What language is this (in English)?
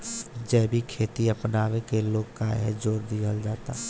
Bhojpuri